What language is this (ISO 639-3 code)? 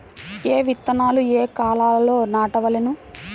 tel